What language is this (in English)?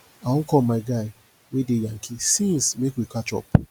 Nigerian Pidgin